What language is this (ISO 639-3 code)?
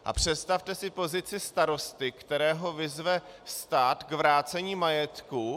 ces